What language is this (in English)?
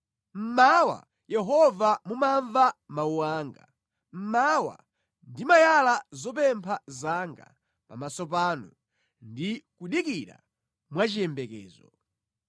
Nyanja